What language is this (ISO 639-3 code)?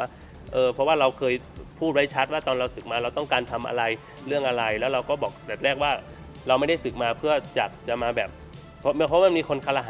tha